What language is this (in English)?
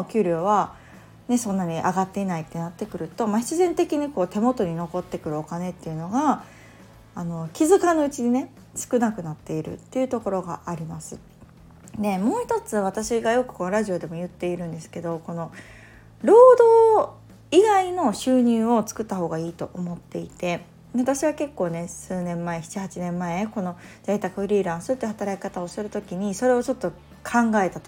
Japanese